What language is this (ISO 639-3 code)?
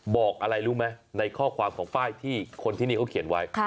tha